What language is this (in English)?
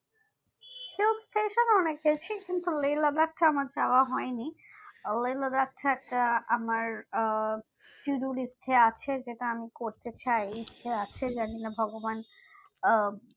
Bangla